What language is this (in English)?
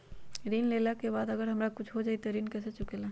Magahi